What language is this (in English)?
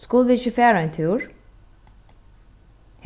Faroese